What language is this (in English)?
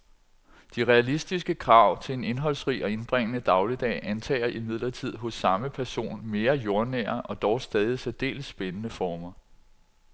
Danish